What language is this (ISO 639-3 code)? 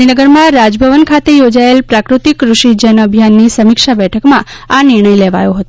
guj